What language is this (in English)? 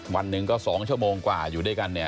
Thai